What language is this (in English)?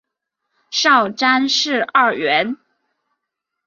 Chinese